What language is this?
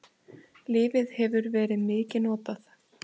Icelandic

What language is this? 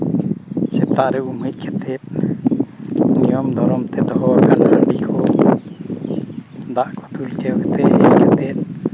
Santali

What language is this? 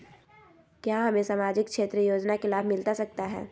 Magahi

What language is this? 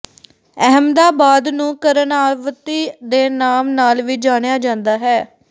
Punjabi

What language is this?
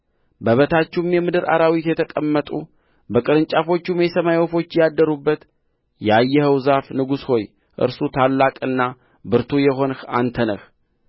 Amharic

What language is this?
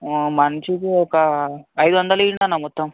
Telugu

